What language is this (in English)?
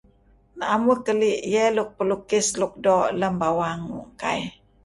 Kelabit